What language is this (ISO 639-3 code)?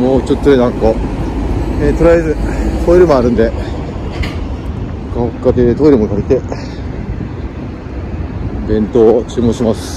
jpn